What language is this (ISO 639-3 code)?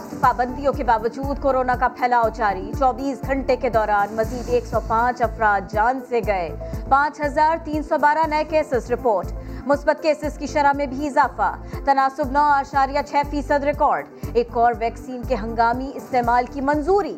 urd